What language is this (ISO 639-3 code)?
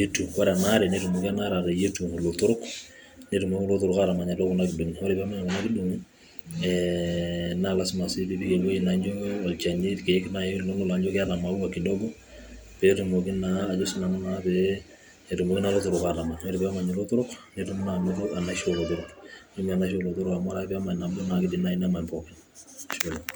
mas